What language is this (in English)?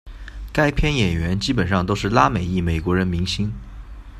Chinese